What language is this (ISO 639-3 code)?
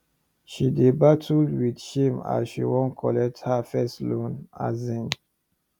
pcm